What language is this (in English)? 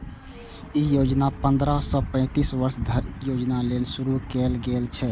Maithili